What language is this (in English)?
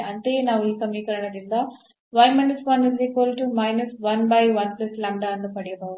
Kannada